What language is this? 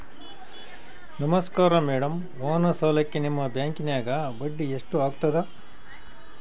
Kannada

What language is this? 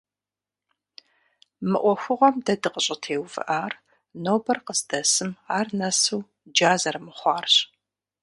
Kabardian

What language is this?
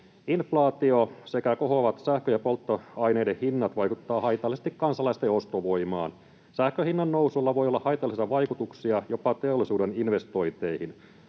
Finnish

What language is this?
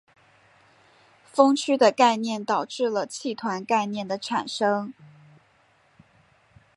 Chinese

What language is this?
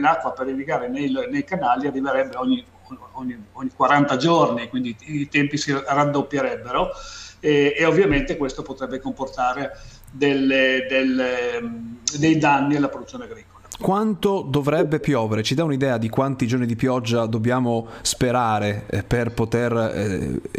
Italian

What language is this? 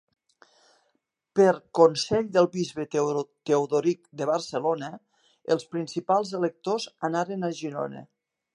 Catalan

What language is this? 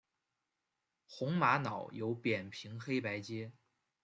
Chinese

